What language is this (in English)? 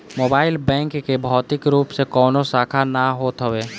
Bhojpuri